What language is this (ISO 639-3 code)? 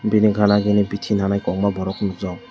trp